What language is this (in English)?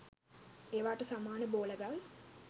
Sinhala